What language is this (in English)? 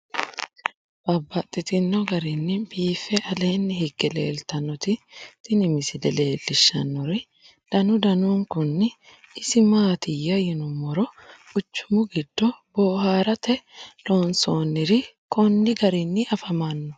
Sidamo